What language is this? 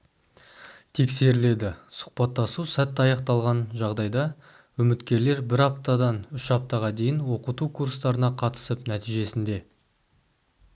Kazakh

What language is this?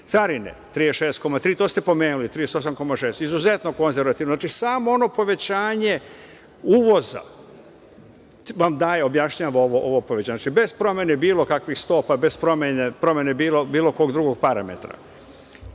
Serbian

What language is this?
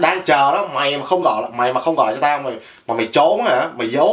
Vietnamese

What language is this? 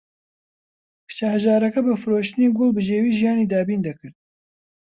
Central Kurdish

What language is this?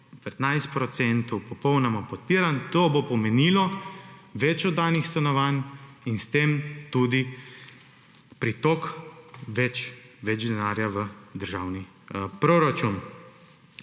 Slovenian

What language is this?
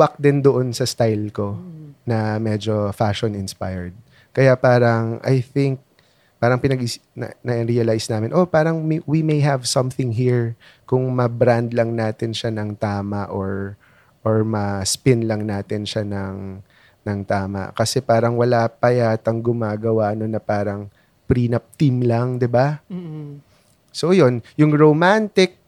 Filipino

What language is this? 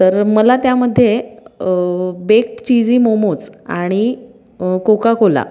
Marathi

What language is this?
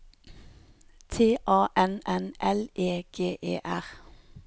Norwegian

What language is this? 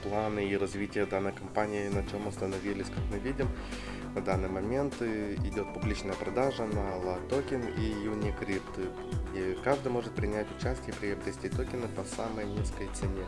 Russian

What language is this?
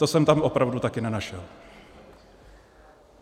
Czech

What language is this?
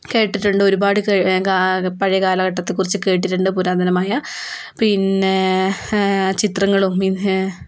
Malayalam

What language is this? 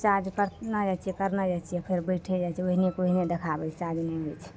Maithili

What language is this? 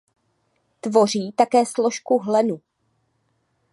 Czech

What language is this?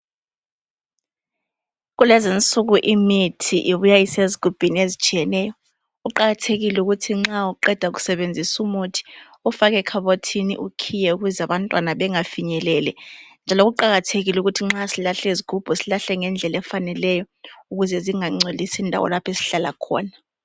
North Ndebele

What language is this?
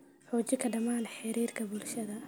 Somali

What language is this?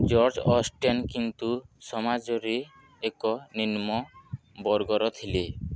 Odia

